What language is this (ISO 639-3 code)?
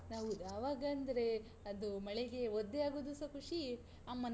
kan